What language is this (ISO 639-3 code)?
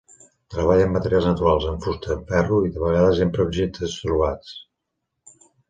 cat